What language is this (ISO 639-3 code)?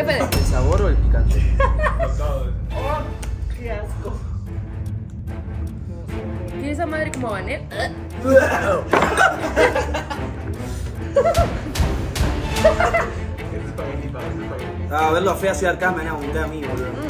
spa